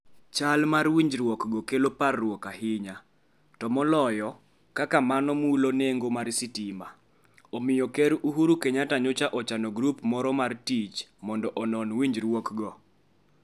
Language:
Luo (Kenya and Tanzania)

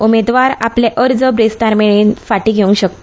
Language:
Konkani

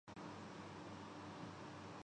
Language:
Urdu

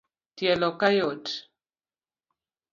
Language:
Luo (Kenya and Tanzania)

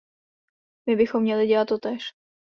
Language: Czech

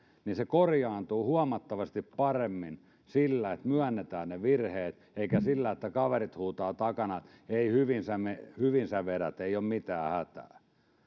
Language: Finnish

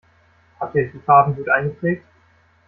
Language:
German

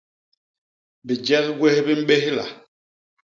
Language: Basaa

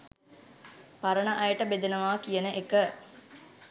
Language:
Sinhala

